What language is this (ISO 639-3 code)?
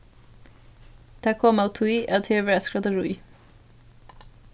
fao